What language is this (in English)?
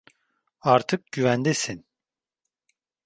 Turkish